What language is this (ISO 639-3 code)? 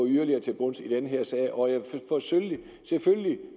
dan